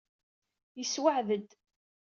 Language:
Kabyle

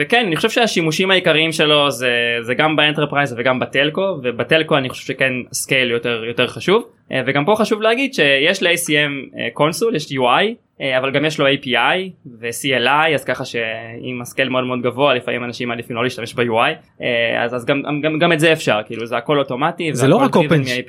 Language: Hebrew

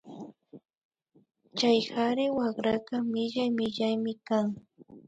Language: Imbabura Highland Quichua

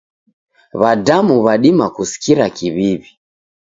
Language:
Taita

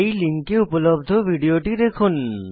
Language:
Bangla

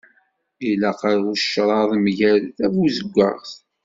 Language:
Kabyle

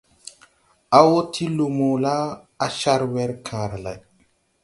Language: Tupuri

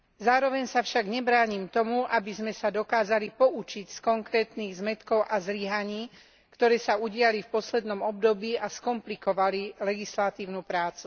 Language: Slovak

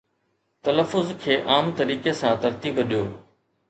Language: Sindhi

